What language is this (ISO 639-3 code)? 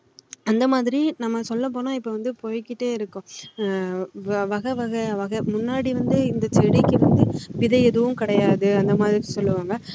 tam